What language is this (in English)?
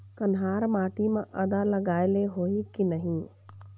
Chhattisgarhi